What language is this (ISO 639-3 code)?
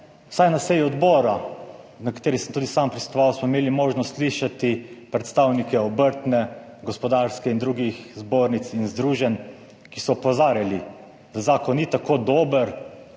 slv